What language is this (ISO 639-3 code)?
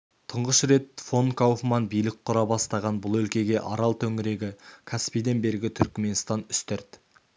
kaz